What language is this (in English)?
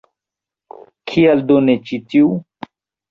Esperanto